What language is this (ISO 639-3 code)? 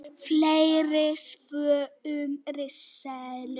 isl